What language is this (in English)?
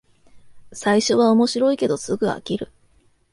Japanese